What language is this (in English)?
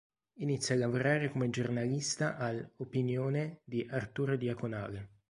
Italian